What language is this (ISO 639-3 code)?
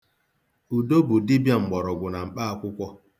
ibo